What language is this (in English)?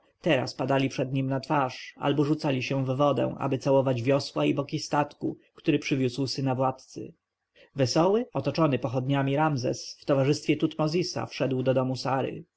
Polish